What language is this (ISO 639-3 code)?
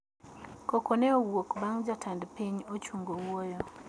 luo